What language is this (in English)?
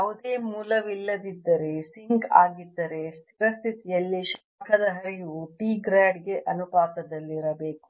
Kannada